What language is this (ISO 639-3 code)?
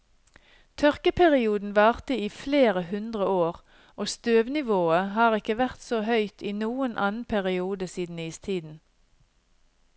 nor